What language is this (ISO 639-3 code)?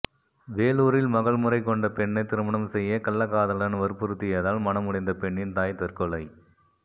tam